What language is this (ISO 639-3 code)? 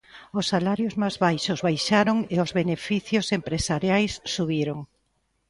glg